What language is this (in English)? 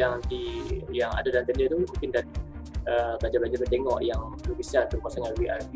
Malay